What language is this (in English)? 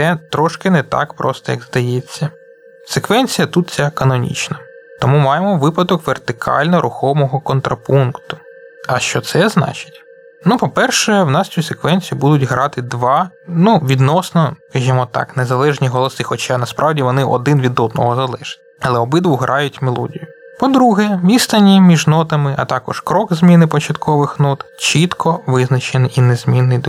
Ukrainian